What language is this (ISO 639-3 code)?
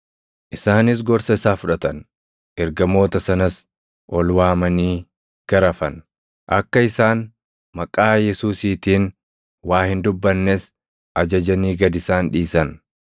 orm